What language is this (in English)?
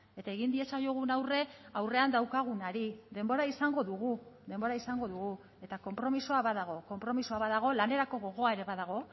Basque